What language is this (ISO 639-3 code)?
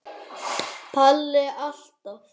isl